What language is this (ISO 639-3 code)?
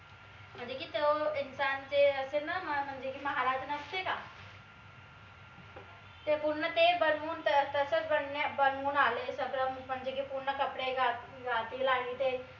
mar